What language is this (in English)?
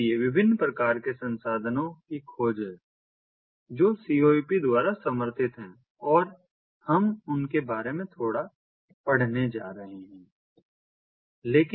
Hindi